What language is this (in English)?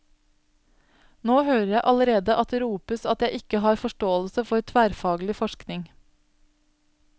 Norwegian